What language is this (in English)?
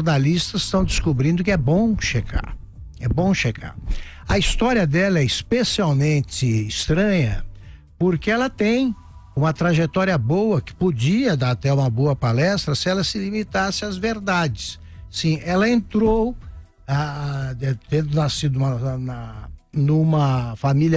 Portuguese